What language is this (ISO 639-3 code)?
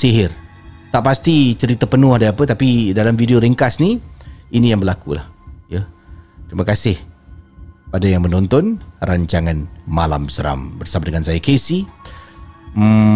msa